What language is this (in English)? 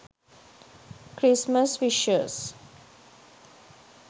Sinhala